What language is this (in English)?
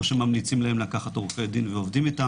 Hebrew